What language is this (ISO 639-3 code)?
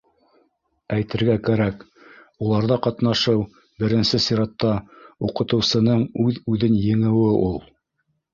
bak